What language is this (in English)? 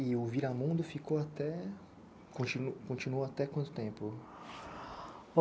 Portuguese